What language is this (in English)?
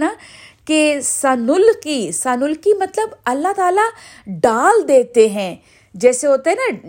Urdu